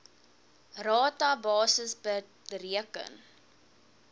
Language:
Afrikaans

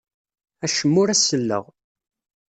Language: Kabyle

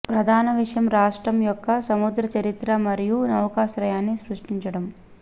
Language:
Telugu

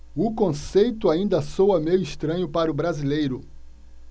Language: Portuguese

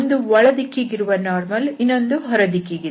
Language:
Kannada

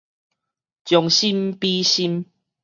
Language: Min Nan Chinese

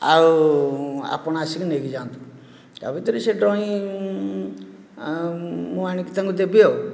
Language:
Odia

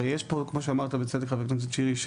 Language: Hebrew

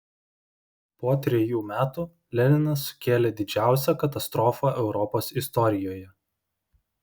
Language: Lithuanian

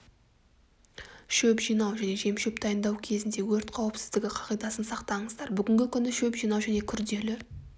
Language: Kazakh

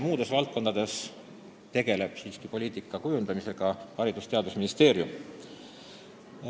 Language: Estonian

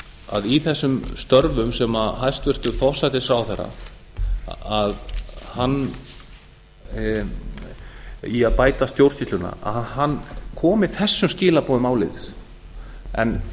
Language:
Icelandic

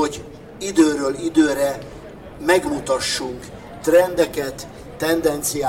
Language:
Hungarian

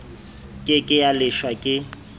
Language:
Southern Sotho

